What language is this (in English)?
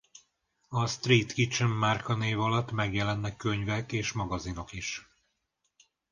Hungarian